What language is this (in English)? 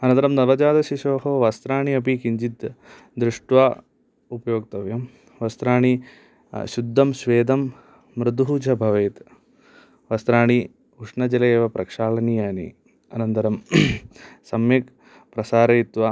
Sanskrit